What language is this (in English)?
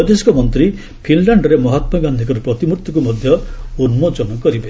Odia